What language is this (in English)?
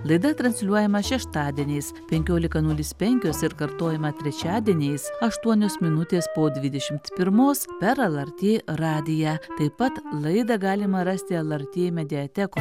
Lithuanian